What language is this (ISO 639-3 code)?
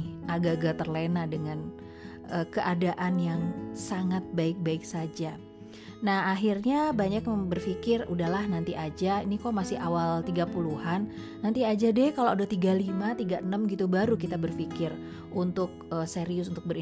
ind